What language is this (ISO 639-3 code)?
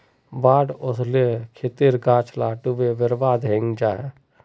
mag